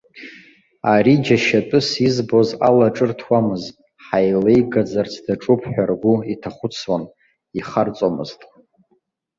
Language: Abkhazian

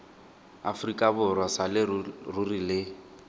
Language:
Tswana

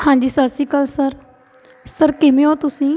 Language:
Punjabi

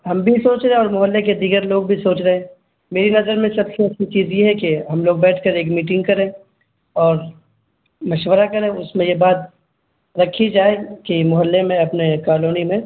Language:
Urdu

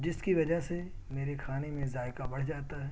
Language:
Urdu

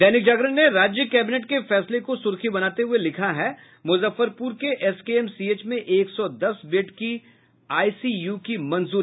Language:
Hindi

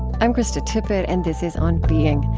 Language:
English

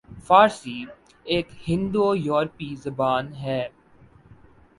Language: Urdu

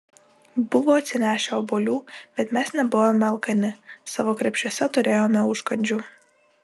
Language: Lithuanian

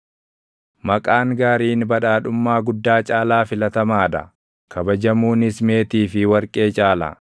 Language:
Oromo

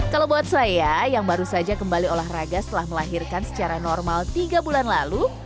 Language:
Indonesian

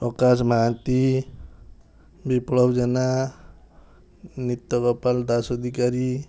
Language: Odia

